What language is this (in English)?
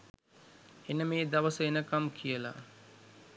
Sinhala